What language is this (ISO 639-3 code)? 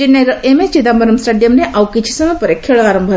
ori